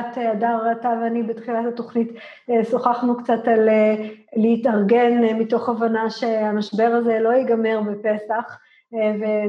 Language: Hebrew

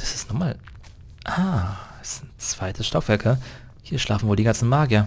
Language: German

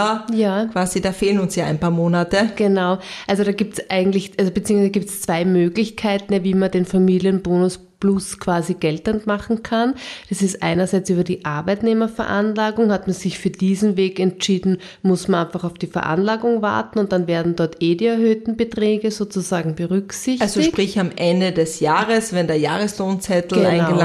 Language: German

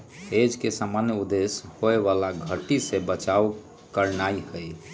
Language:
Magahi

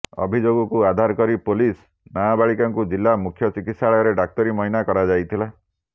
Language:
Odia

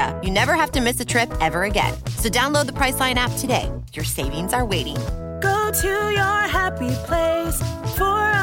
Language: English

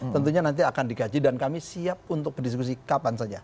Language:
Indonesian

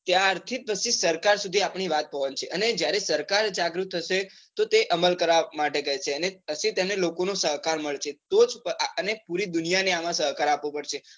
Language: Gujarati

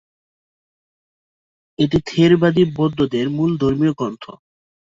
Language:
Bangla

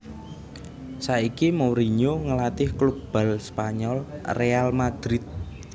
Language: Javanese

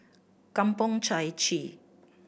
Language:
English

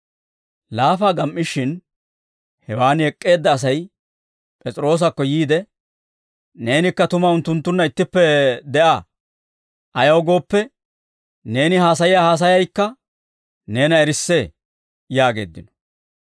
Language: Dawro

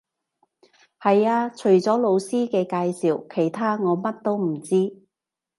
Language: Cantonese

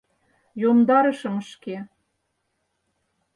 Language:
Mari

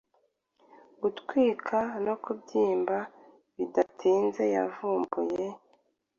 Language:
Kinyarwanda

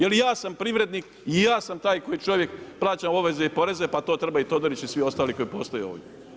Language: Croatian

